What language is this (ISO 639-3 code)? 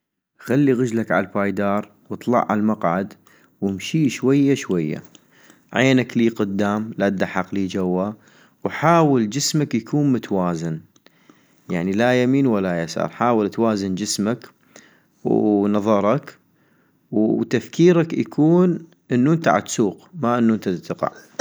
ayp